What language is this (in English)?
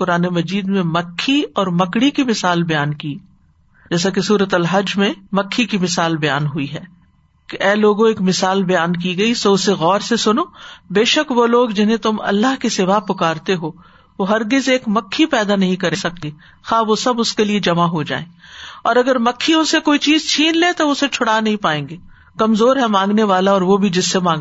Urdu